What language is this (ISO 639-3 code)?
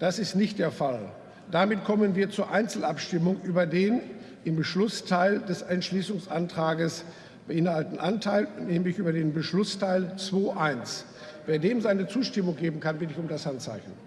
deu